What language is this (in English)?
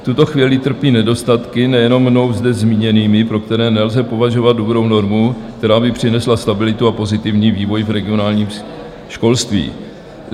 Czech